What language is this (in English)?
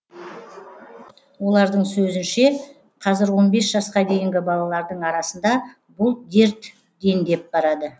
Kazakh